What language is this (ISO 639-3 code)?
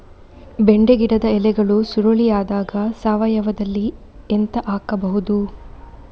kan